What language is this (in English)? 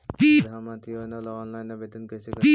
Magahi